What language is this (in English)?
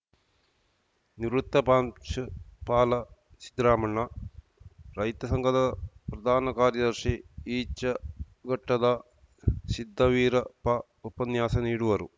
Kannada